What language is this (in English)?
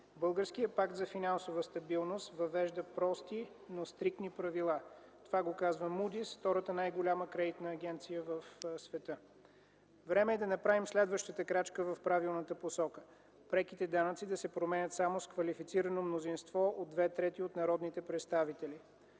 Bulgarian